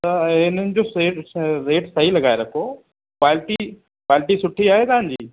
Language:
Sindhi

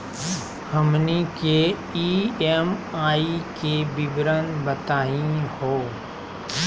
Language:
Magahi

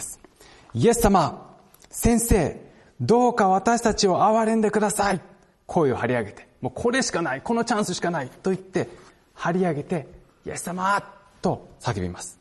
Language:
Japanese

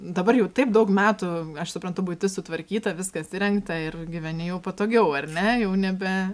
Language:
Lithuanian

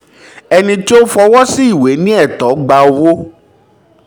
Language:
Yoruba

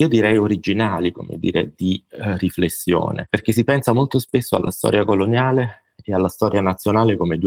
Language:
Italian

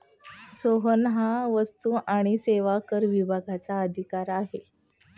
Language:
Marathi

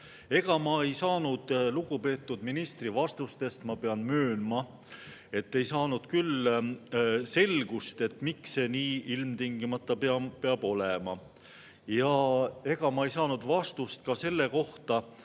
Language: Estonian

